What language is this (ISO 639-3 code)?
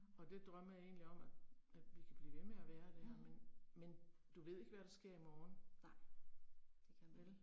dan